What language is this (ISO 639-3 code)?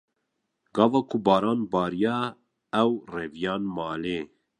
kur